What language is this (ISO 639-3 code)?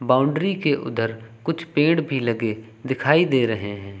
hin